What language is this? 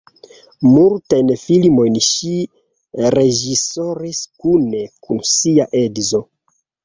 Esperanto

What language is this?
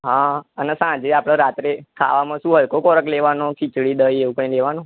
Gujarati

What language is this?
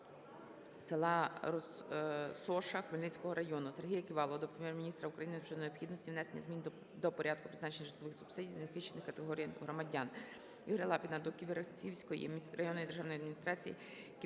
Ukrainian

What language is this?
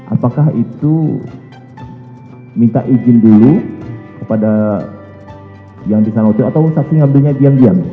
Indonesian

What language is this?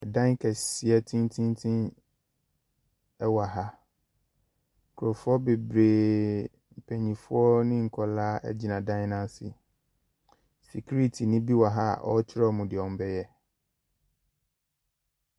Akan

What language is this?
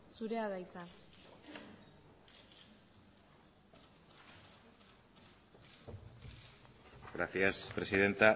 Basque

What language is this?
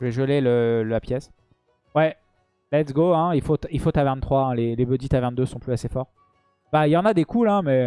French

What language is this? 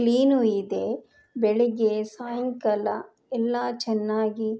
Kannada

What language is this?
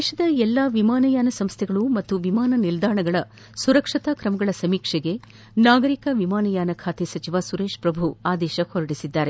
Kannada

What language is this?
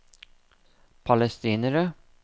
Norwegian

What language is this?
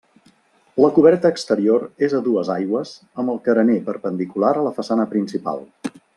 Catalan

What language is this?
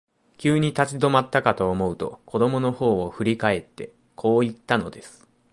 Japanese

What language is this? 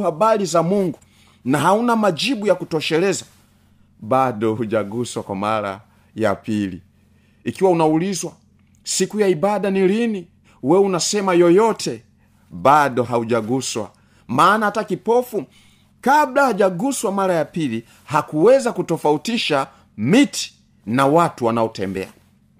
Swahili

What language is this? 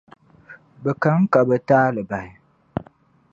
Dagbani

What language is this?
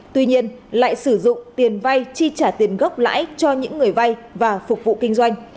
Vietnamese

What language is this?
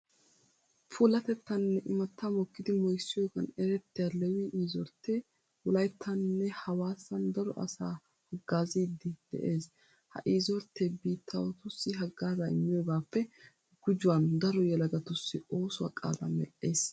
Wolaytta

